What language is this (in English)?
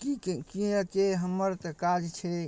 Maithili